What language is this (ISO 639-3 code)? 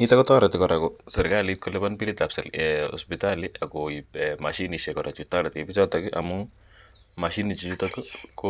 kln